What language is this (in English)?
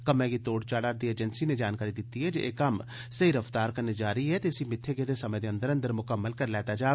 Dogri